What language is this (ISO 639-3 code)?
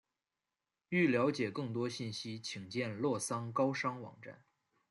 zho